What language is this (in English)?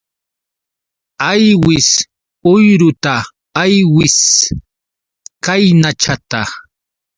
Yauyos Quechua